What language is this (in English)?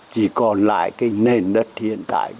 Vietnamese